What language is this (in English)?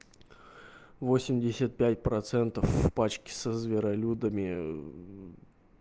Russian